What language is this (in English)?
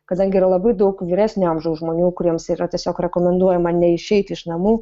Lithuanian